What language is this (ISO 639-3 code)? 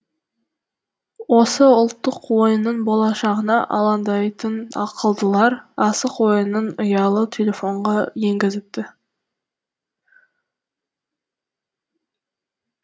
kaz